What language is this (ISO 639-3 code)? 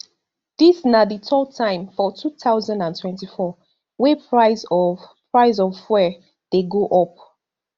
pcm